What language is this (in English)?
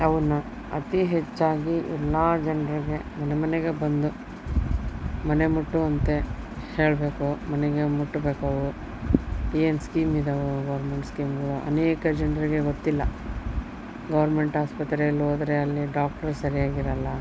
Kannada